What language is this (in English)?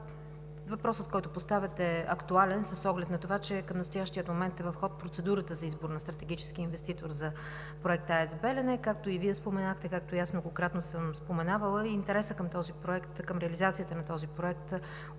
Bulgarian